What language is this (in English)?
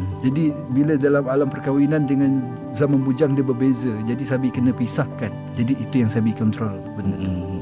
Malay